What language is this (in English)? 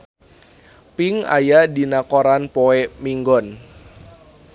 Sundanese